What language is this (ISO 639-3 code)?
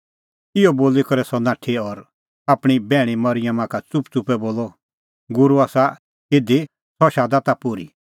kfx